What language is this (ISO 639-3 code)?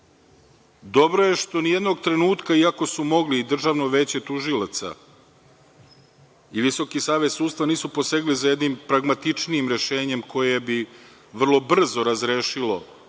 srp